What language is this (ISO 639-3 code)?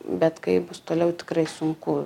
lit